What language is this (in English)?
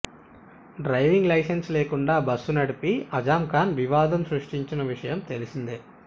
Telugu